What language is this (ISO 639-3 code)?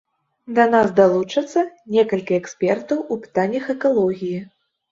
bel